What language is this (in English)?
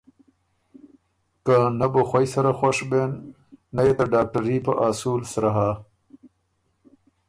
Ormuri